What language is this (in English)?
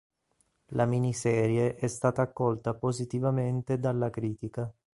Italian